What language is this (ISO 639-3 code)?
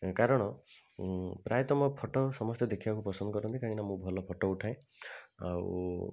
ori